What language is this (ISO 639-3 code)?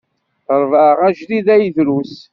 kab